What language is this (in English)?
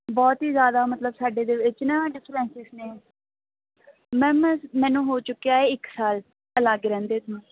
Punjabi